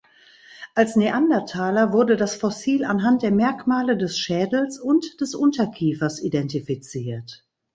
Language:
German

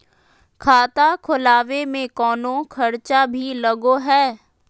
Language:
Magahi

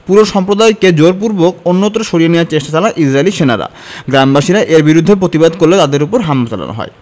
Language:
Bangla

